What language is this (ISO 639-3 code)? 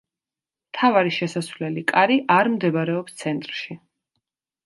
kat